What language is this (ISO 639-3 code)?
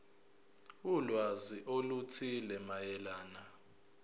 zul